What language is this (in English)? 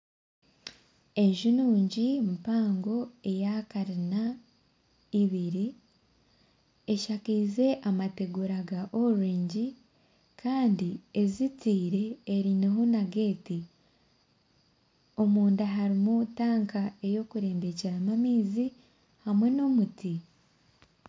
Nyankole